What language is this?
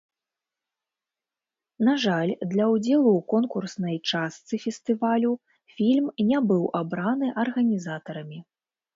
Belarusian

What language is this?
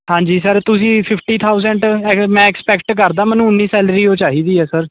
Punjabi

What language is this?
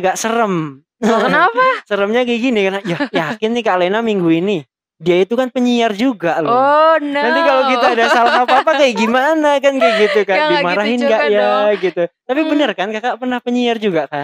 Indonesian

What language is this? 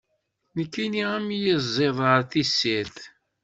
Kabyle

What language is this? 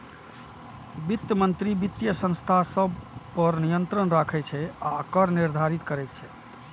Maithili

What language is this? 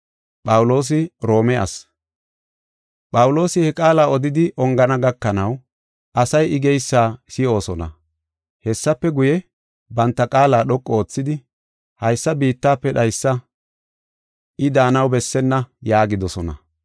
Gofa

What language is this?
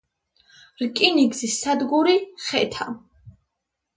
Georgian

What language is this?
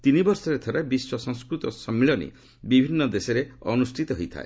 Odia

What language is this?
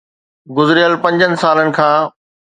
Sindhi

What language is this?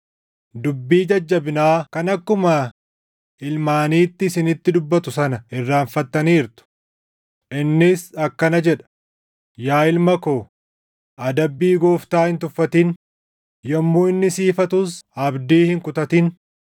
Oromo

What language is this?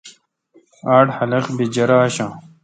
Kalkoti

